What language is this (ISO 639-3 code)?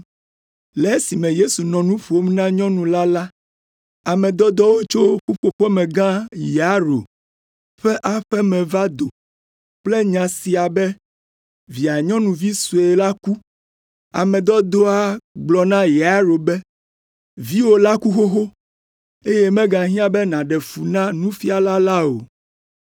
ewe